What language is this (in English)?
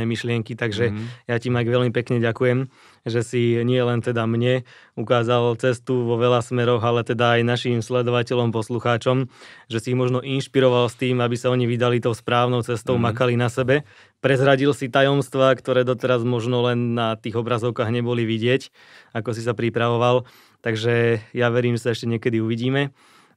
Slovak